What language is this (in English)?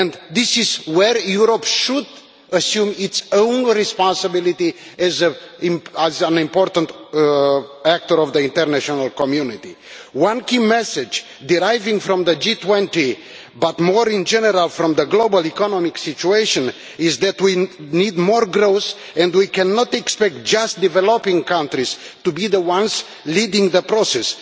English